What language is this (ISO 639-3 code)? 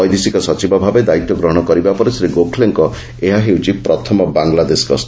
ori